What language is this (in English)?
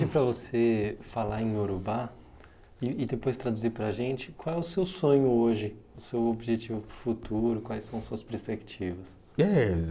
Portuguese